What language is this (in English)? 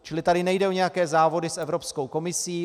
Czech